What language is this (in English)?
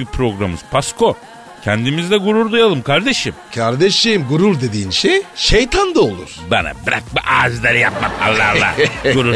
Turkish